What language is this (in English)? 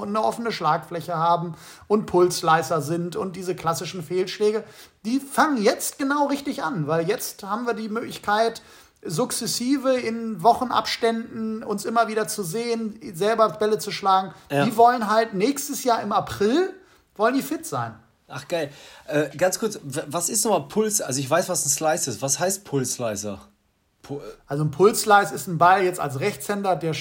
German